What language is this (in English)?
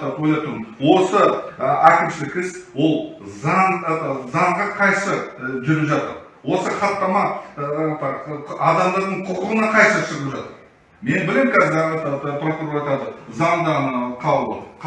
Turkish